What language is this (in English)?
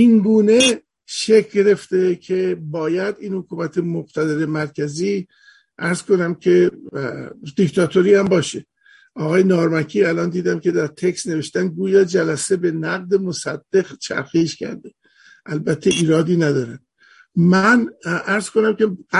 Persian